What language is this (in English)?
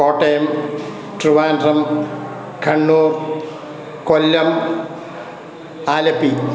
Malayalam